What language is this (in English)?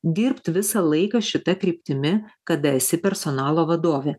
Lithuanian